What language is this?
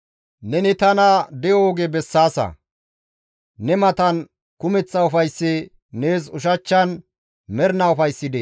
Gamo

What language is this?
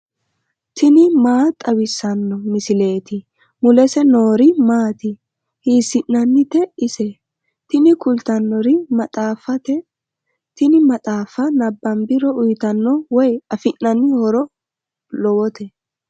Sidamo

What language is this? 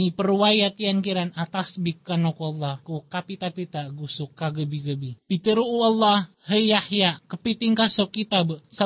Filipino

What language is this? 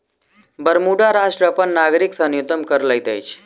Maithili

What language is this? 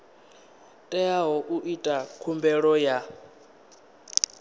Venda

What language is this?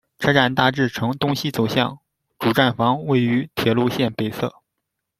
Chinese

